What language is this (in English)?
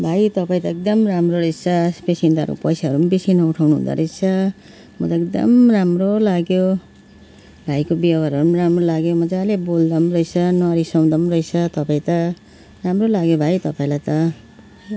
Nepali